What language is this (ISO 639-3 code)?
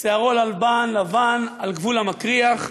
heb